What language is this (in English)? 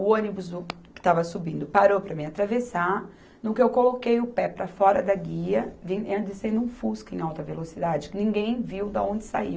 Portuguese